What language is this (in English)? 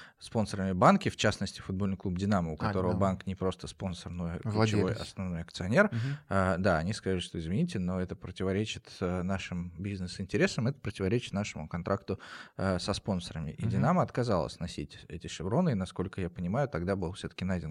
Russian